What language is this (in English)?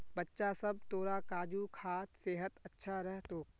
Magahi